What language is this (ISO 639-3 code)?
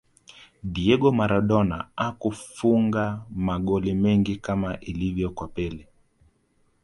swa